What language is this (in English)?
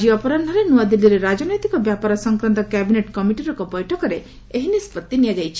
Odia